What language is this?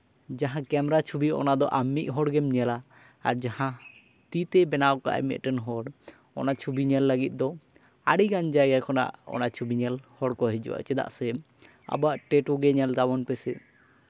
Santali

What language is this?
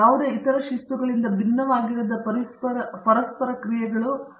Kannada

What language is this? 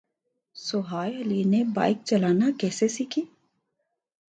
Urdu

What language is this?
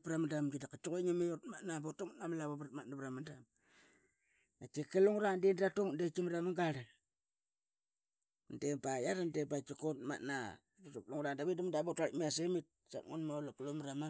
Qaqet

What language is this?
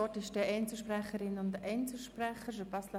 Swiss German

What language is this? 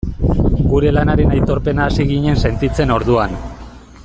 Basque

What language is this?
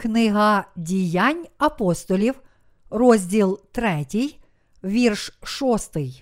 Ukrainian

